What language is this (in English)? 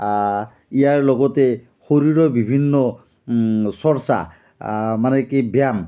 Assamese